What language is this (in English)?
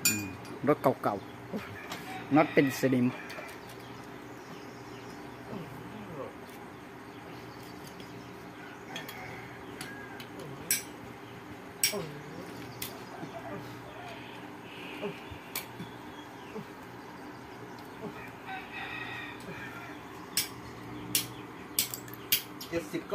Thai